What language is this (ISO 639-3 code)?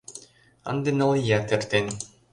chm